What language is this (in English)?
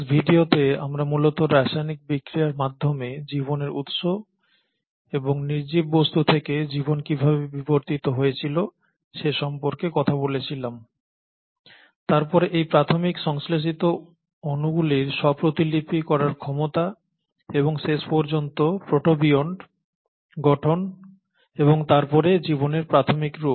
Bangla